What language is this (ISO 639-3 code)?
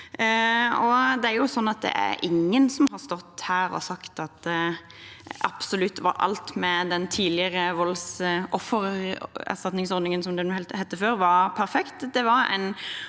nor